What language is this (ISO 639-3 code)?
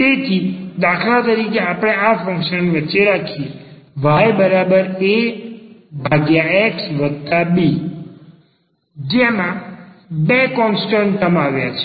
guj